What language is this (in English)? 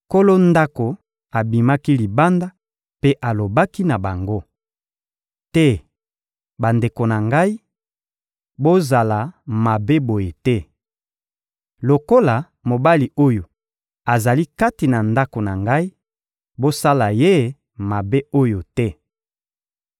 Lingala